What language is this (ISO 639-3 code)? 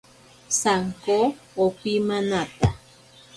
prq